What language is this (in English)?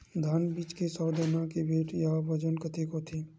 Chhattisgarhi